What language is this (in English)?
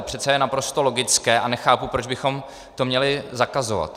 Czech